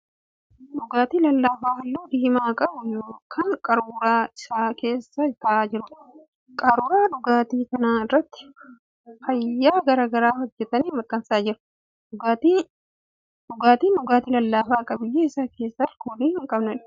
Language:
Oromo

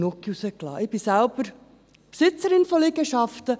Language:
Swiss German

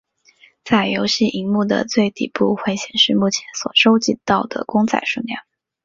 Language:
Chinese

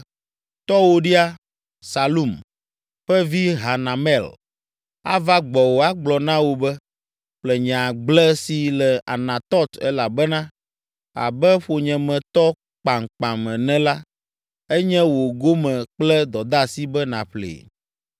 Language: Ewe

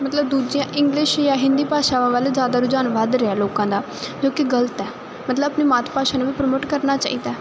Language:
Punjabi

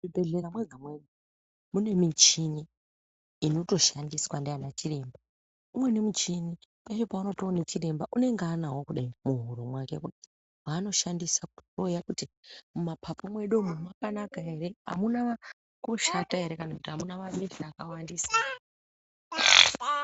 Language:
Ndau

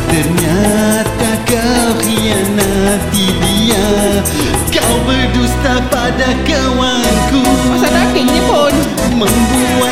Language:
Malay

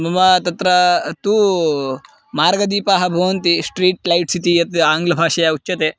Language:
Sanskrit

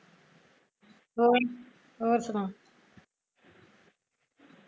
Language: Punjabi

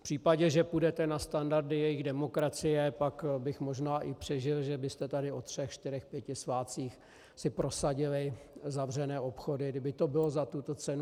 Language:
Czech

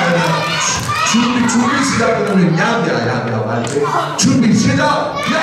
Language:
Korean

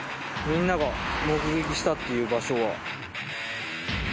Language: Japanese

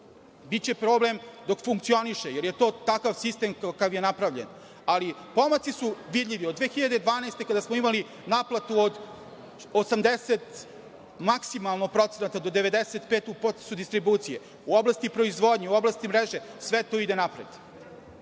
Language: Serbian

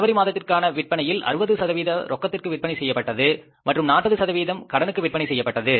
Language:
Tamil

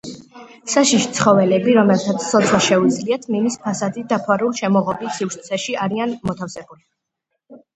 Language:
Georgian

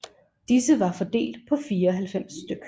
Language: Danish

